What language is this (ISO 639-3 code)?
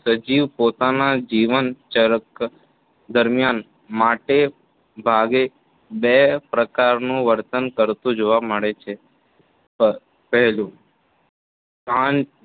guj